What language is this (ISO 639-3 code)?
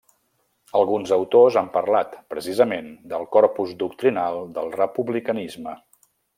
cat